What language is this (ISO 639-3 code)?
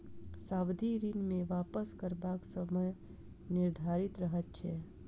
mai